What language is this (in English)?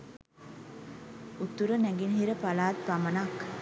Sinhala